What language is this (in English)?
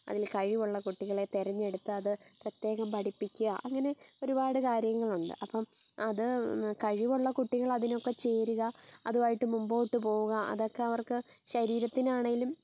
Malayalam